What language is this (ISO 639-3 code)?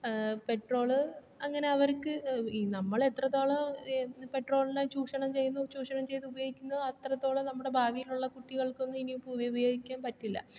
mal